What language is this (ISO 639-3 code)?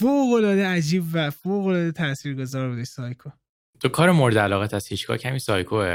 fas